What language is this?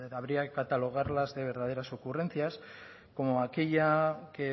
Spanish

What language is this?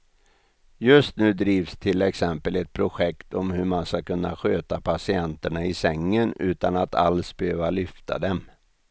Swedish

